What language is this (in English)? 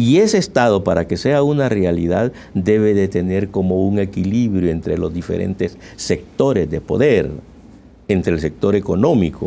Spanish